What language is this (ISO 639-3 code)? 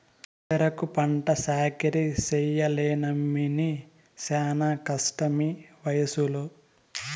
tel